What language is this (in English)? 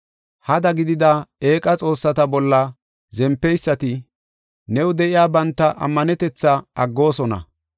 Gofa